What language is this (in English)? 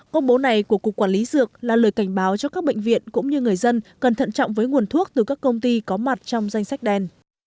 Vietnamese